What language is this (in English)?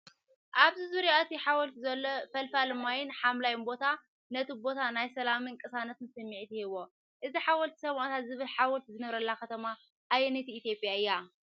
Tigrinya